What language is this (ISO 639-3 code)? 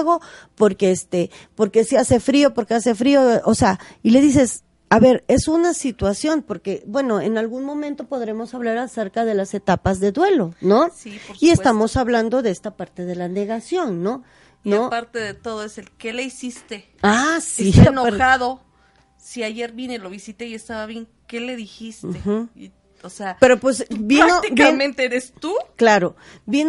spa